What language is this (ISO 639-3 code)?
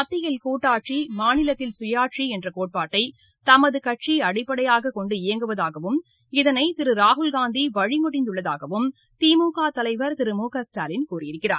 tam